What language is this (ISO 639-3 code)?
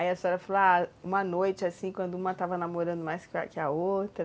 por